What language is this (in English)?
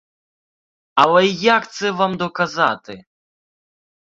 Ukrainian